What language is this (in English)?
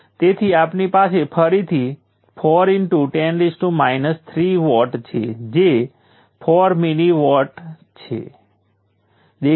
Gujarati